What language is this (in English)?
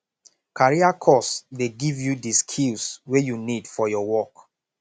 Nigerian Pidgin